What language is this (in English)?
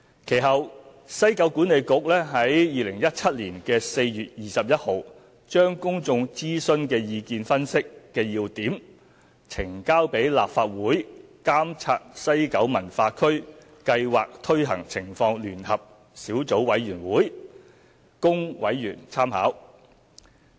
Cantonese